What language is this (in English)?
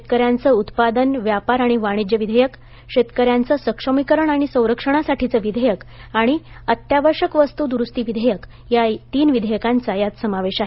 Marathi